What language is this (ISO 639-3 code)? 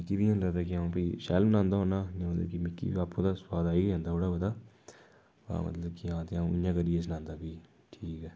doi